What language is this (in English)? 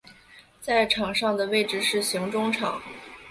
Chinese